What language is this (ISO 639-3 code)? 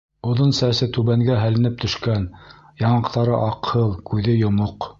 bak